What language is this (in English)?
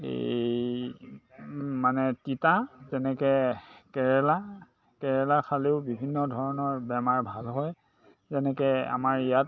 Assamese